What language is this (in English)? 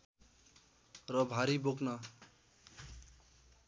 Nepali